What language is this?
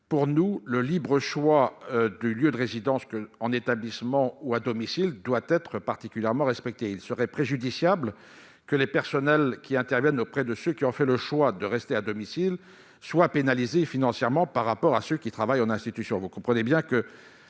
French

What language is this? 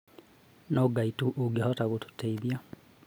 Kikuyu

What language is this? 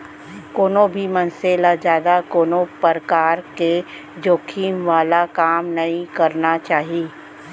Chhattisgarhi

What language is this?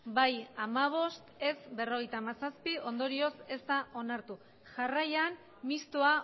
Basque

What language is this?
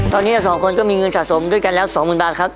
Thai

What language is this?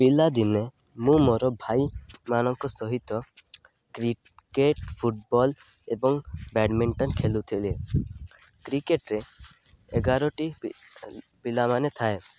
Odia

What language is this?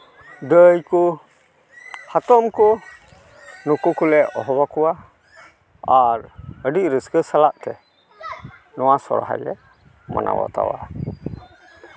Santali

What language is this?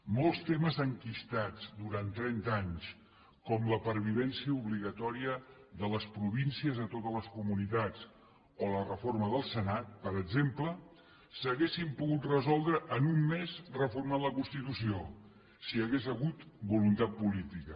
Catalan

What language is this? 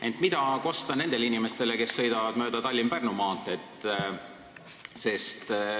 Estonian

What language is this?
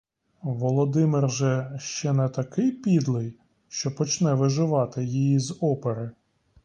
Ukrainian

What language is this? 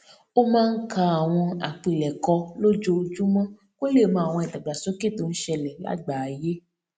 Yoruba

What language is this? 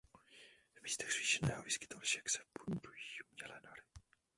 Czech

